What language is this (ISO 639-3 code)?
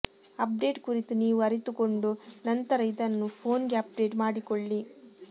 kan